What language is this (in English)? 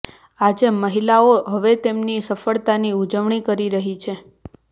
Gujarati